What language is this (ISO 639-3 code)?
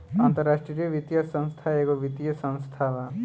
bho